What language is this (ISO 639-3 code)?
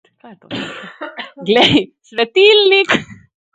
slv